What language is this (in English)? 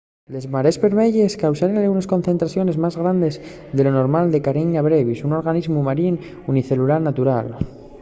Asturian